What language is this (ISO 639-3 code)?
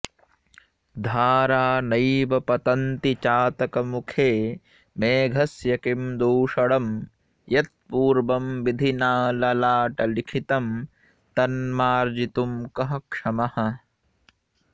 san